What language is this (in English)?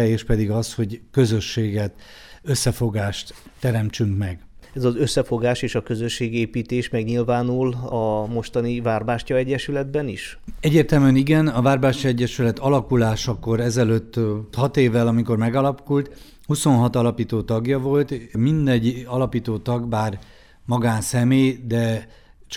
Hungarian